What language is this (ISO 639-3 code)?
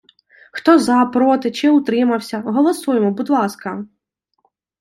ukr